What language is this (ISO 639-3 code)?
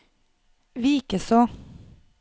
nor